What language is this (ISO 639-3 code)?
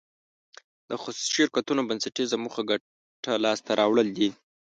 pus